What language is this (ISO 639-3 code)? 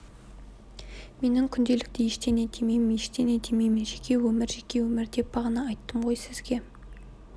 kaz